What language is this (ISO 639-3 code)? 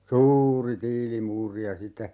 fin